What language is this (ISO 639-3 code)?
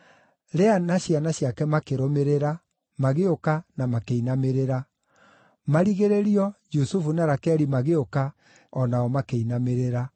kik